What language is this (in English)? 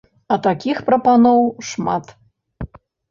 Belarusian